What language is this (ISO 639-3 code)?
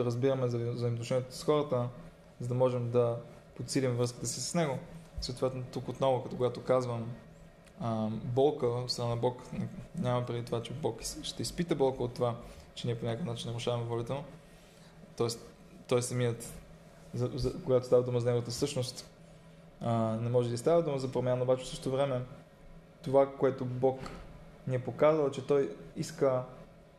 bul